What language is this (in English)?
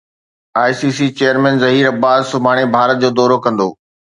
Sindhi